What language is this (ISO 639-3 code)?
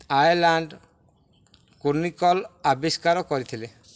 ori